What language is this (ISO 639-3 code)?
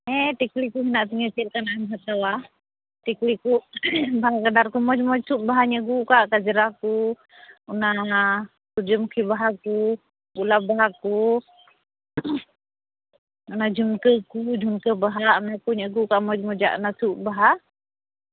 sat